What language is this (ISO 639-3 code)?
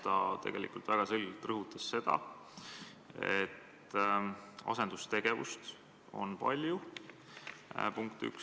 est